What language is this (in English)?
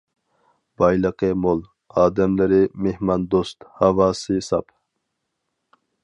Uyghur